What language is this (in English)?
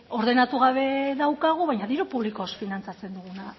Basque